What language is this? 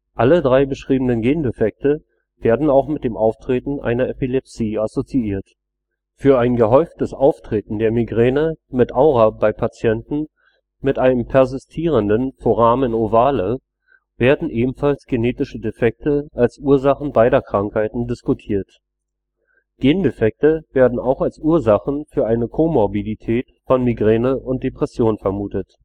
German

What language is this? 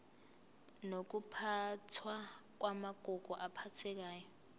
Zulu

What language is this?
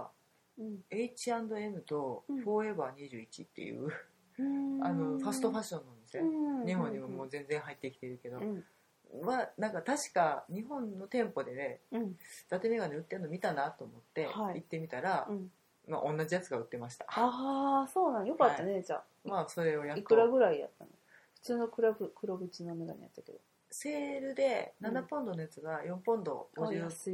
Japanese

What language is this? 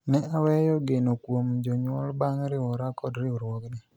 Luo (Kenya and Tanzania)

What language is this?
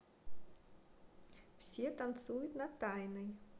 Russian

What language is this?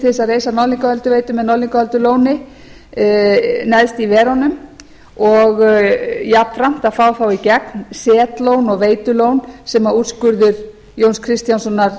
Icelandic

